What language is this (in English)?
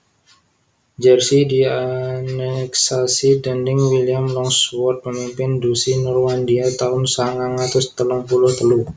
Javanese